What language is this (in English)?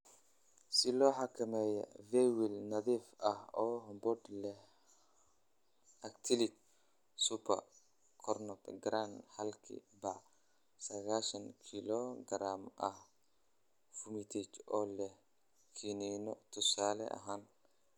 Somali